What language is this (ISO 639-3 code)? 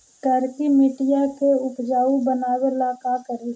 mag